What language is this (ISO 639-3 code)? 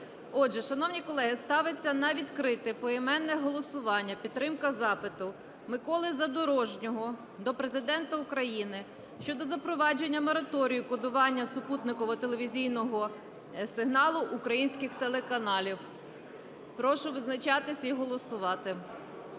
ukr